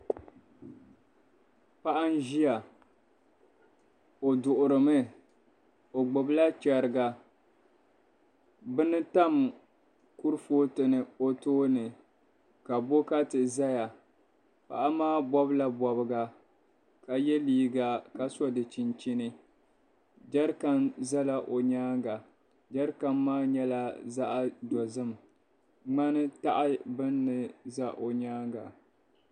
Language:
Dagbani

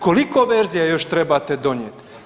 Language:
Croatian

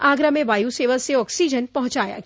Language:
Hindi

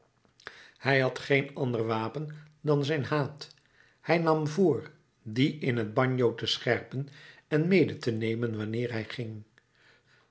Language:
Dutch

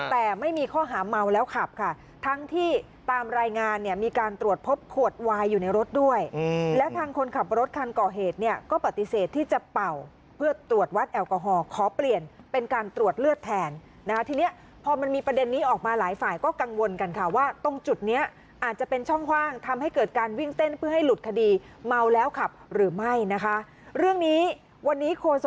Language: Thai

